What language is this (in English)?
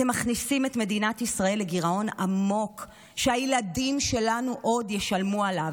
Hebrew